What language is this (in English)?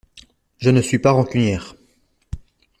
French